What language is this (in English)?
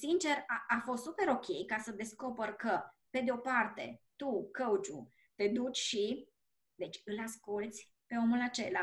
Romanian